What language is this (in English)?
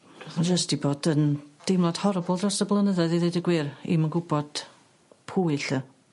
Welsh